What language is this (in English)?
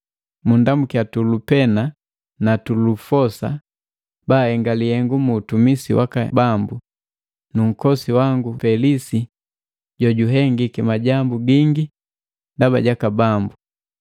Matengo